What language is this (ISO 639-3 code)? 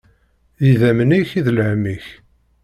kab